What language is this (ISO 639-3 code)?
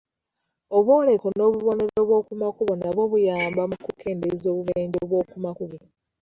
lug